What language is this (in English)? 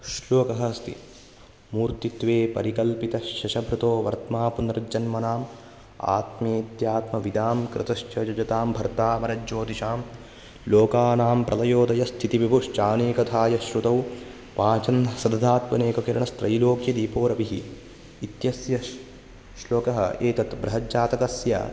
Sanskrit